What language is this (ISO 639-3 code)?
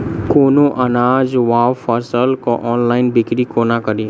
mai